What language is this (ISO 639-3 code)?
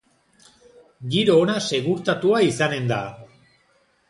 eus